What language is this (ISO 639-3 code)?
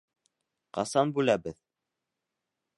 bak